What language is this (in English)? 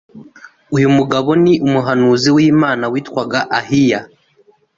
Kinyarwanda